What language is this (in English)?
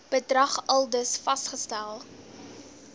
Afrikaans